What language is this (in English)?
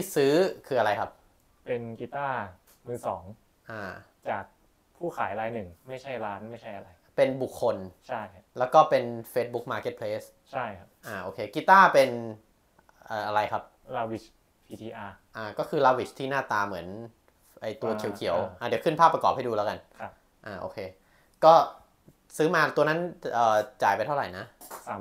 Thai